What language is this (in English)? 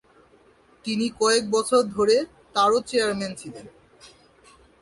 Bangla